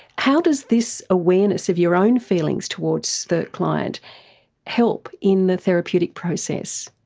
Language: English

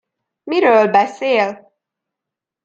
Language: Hungarian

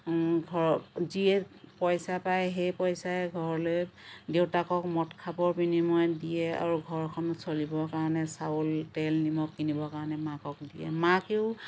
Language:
Assamese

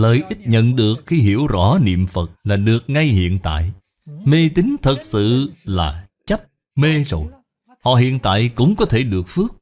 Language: Vietnamese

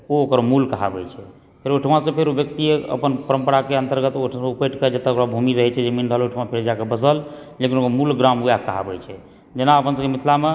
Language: Maithili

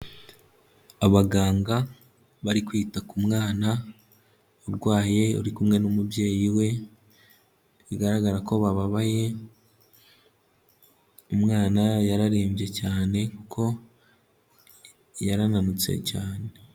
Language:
Kinyarwanda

